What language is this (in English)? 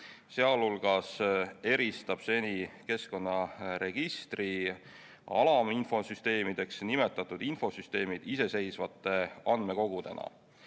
Estonian